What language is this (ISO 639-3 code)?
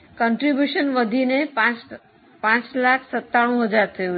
guj